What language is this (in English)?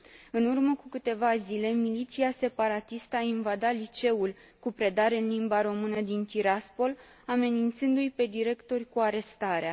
Romanian